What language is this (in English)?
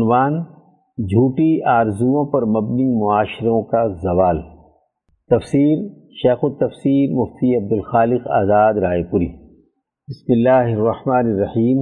Urdu